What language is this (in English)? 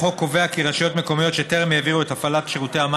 Hebrew